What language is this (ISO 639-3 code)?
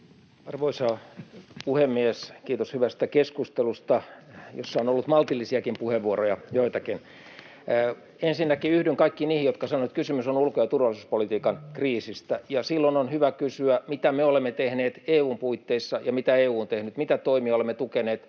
fin